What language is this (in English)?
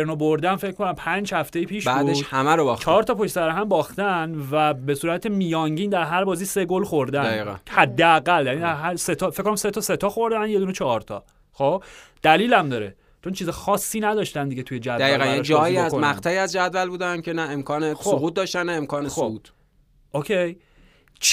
Persian